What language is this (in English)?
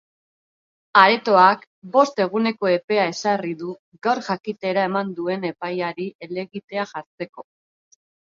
Basque